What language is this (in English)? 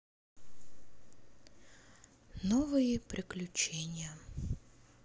Russian